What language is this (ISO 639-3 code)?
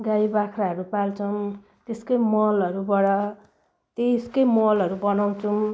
nep